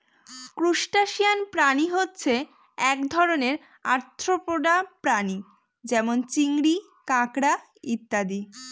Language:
Bangla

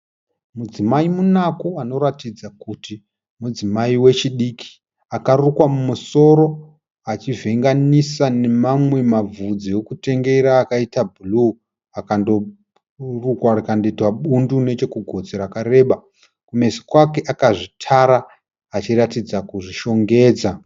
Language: Shona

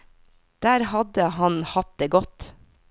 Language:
Norwegian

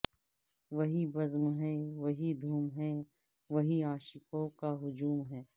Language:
Urdu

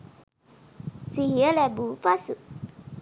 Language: Sinhala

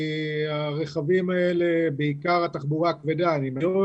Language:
Hebrew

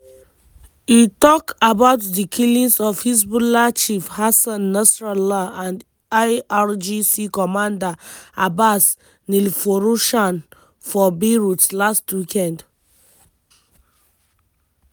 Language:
Nigerian Pidgin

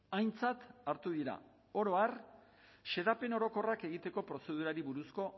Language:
Basque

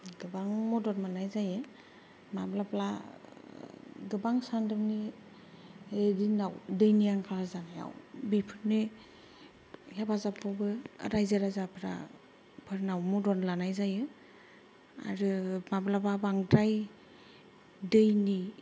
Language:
Bodo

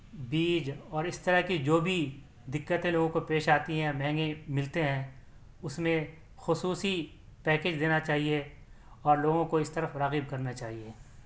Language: Urdu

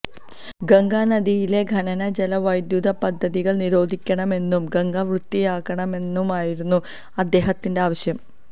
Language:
Malayalam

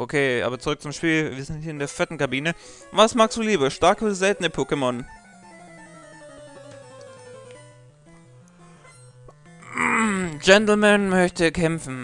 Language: German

